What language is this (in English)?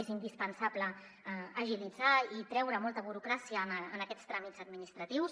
Catalan